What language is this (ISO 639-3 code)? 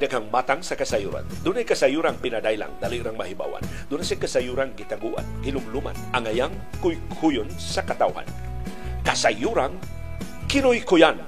fil